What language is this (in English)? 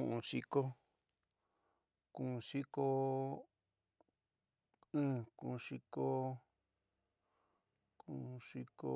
San Miguel El Grande Mixtec